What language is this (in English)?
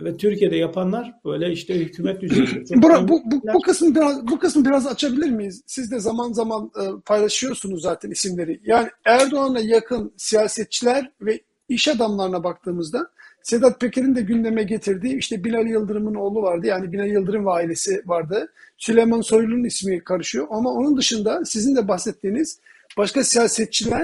Turkish